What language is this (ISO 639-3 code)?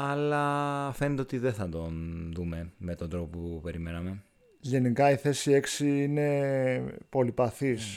ell